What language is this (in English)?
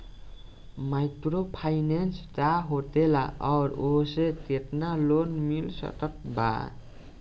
Bhojpuri